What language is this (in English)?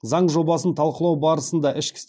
Kazakh